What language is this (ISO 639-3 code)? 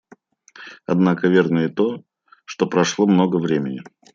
rus